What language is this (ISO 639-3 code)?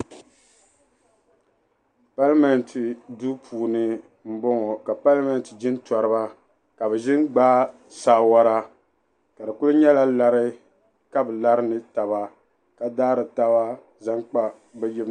dag